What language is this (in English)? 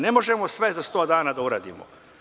Serbian